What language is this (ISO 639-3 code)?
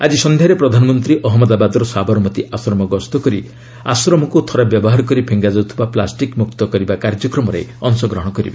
ori